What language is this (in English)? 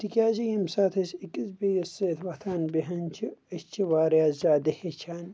Kashmiri